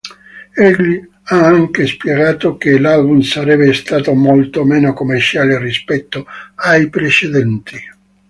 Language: Italian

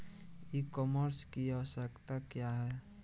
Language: Bhojpuri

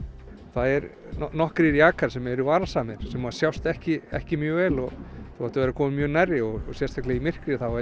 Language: Icelandic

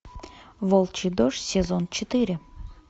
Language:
Russian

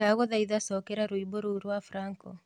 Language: Kikuyu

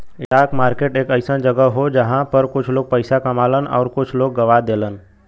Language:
Bhojpuri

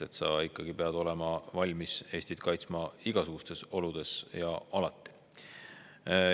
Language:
Estonian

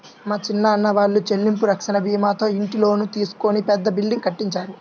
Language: Telugu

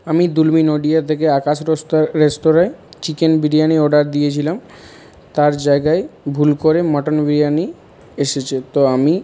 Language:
Bangla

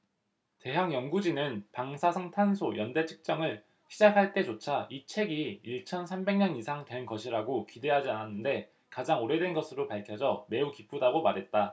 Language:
Korean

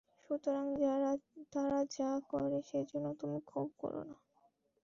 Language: Bangla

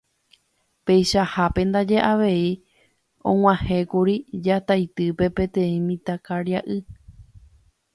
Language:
Guarani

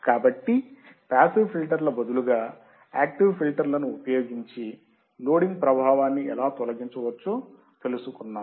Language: Telugu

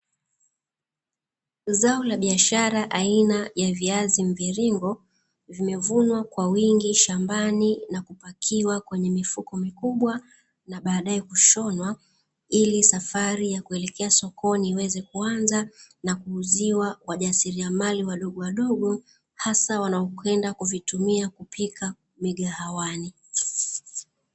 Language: Swahili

